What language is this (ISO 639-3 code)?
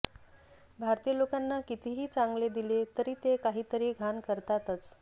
mar